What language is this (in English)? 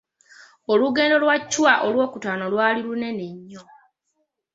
Ganda